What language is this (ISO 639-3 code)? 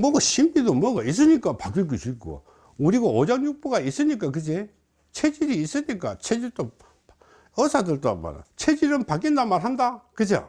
kor